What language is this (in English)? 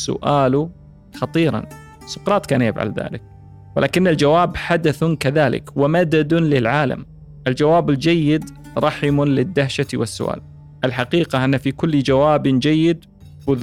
Arabic